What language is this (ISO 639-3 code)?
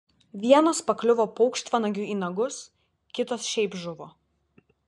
lit